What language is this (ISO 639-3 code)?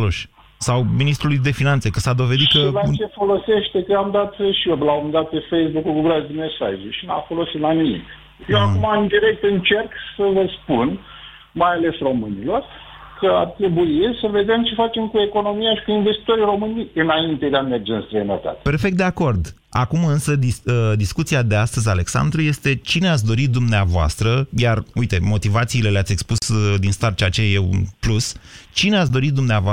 ron